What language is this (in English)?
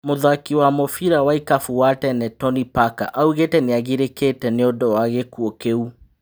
Kikuyu